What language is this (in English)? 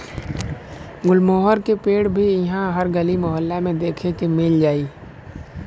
Bhojpuri